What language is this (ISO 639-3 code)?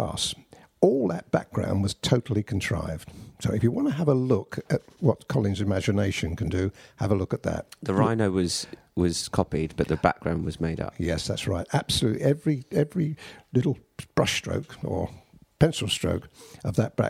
eng